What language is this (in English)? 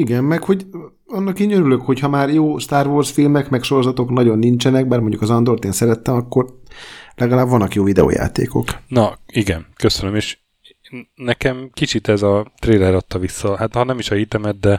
Hungarian